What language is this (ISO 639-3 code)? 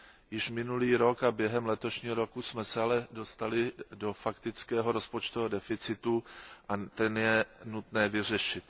ces